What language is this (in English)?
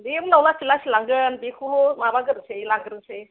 Bodo